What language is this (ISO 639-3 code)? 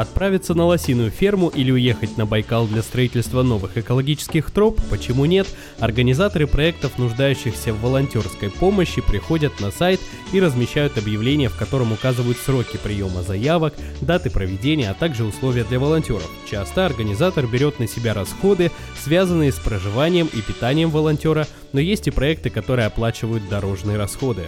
rus